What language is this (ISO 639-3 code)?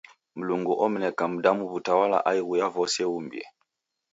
dav